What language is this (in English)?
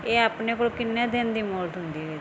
Punjabi